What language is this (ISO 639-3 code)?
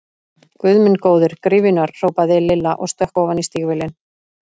isl